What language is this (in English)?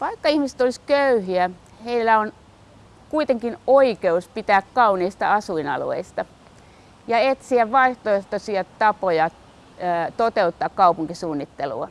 Finnish